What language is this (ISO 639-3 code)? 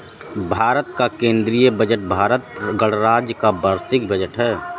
hin